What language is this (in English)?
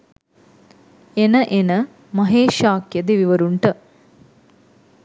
Sinhala